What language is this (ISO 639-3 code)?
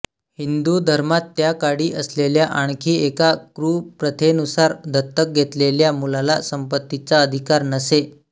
mar